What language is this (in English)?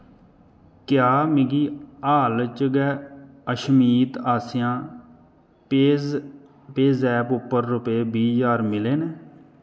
Dogri